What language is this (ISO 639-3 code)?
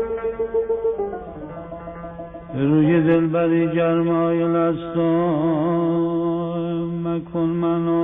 fas